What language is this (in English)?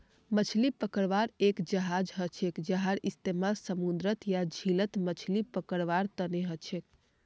Magahi